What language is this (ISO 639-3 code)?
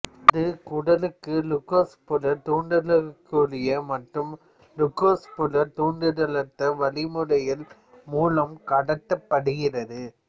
tam